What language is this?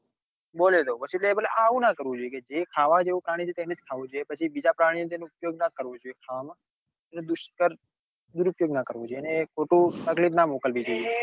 Gujarati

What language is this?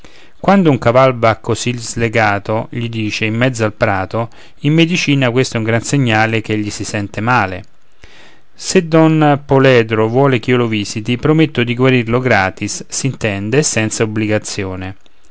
Italian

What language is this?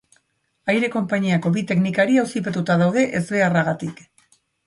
Basque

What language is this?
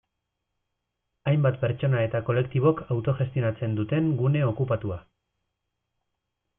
Basque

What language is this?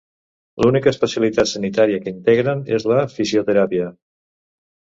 Catalan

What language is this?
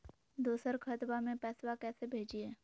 Magahi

